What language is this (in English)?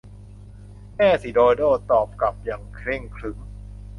Thai